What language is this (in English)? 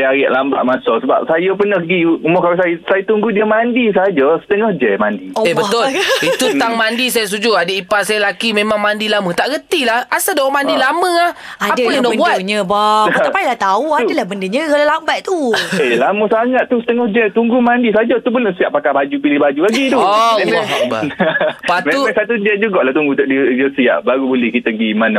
Malay